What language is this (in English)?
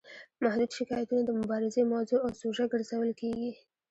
Pashto